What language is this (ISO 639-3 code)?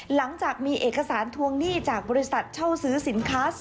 tha